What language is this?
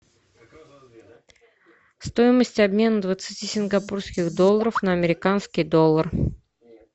Russian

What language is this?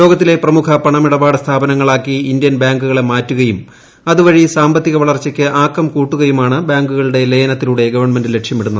Malayalam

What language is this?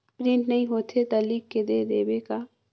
Chhattisgarhi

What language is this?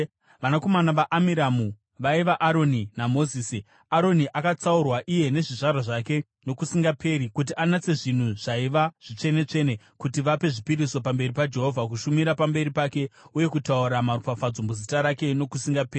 Shona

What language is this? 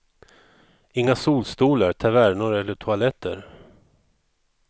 Swedish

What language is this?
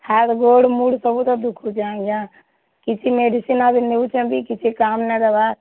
Odia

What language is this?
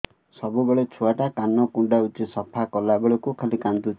Odia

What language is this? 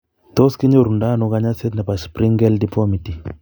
Kalenjin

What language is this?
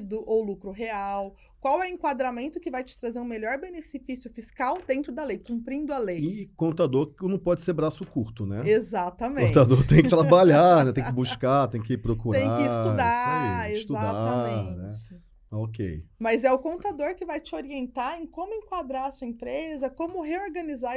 Portuguese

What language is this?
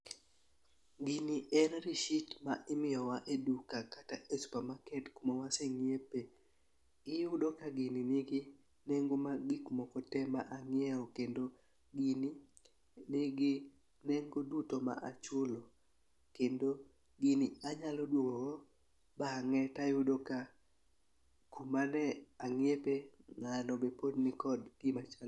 Luo (Kenya and Tanzania)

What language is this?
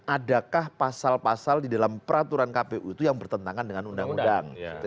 Indonesian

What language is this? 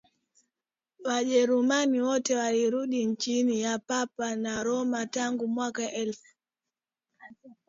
Swahili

